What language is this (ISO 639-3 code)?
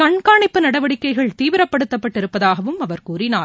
tam